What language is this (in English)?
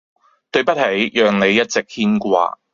Cantonese